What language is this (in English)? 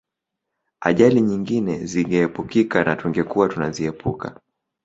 Swahili